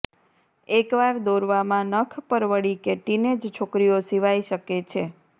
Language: Gujarati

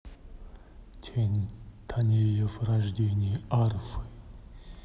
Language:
Russian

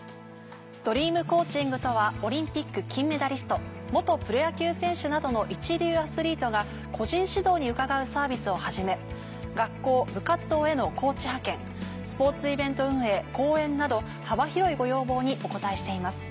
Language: Japanese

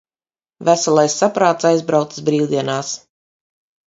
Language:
Latvian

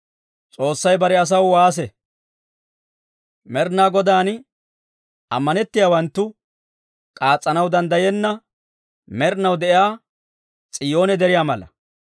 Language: Dawro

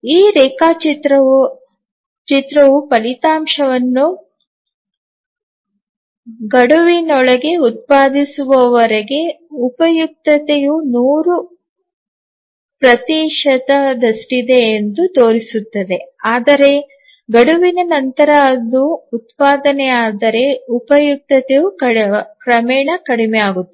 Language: Kannada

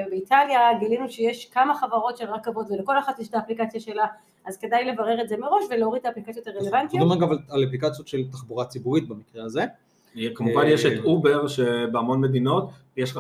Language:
Hebrew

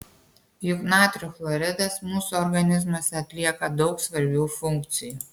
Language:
Lithuanian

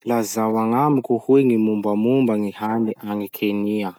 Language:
Masikoro Malagasy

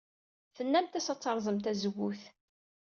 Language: Kabyle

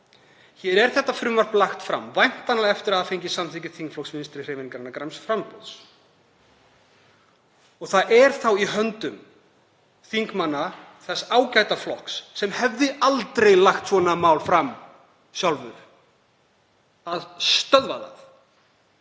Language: Icelandic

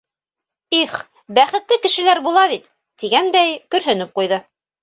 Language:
Bashkir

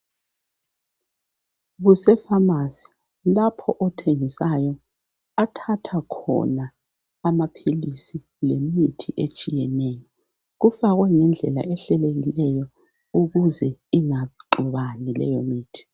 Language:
North Ndebele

